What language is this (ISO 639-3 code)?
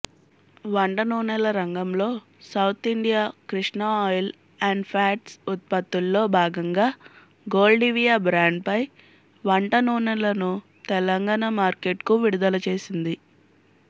tel